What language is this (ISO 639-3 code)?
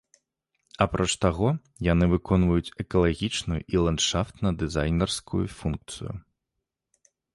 bel